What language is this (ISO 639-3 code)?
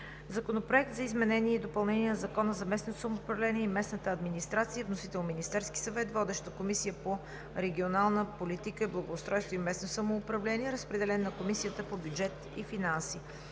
bul